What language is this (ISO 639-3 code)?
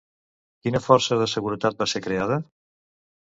cat